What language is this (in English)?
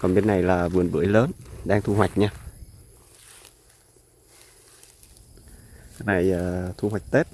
Vietnamese